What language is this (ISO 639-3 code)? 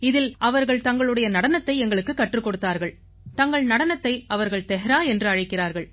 tam